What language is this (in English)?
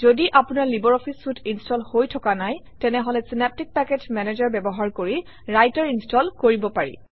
Assamese